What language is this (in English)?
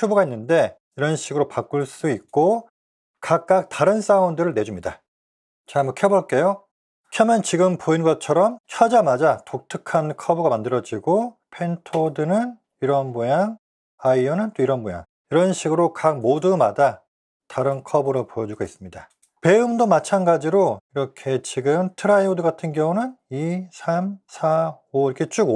Korean